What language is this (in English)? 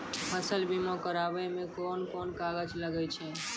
Maithili